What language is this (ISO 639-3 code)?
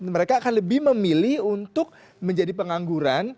ind